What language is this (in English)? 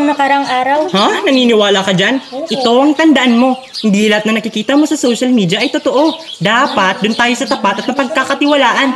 Filipino